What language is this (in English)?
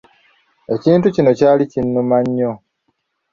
Ganda